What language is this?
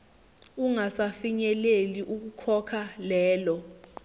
Zulu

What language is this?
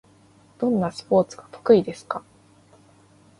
Japanese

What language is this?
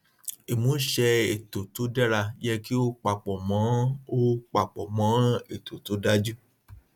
Yoruba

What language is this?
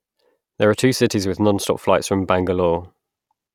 English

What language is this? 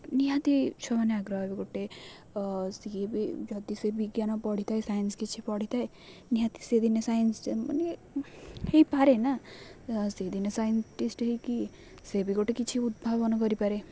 Odia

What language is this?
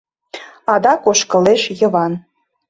Mari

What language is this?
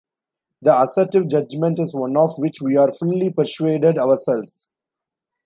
English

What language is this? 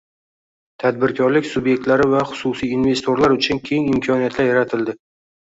Uzbek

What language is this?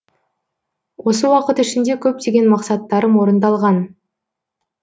Kazakh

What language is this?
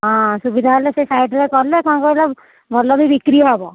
Odia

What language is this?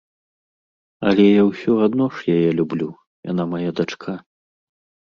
Belarusian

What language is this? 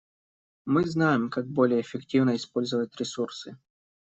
Russian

